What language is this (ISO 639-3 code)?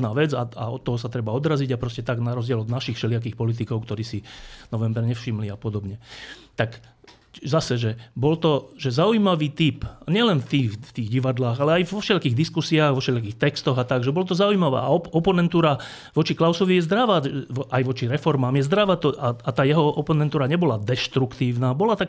slk